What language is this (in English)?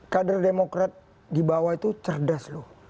Indonesian